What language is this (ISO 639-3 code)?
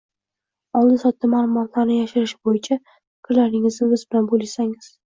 uzb